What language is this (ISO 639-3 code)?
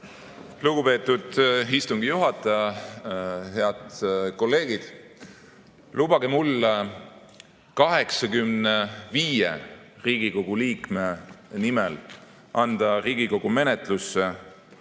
est